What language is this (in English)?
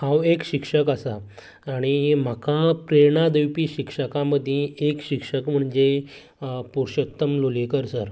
Konkani